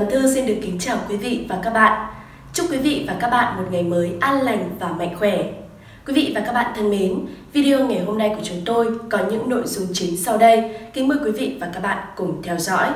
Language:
Vietnamese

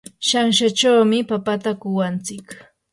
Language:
Yanahuanca Pasco Quechua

